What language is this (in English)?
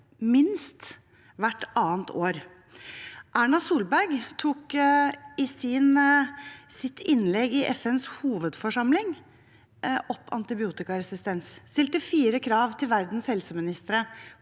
Norwegian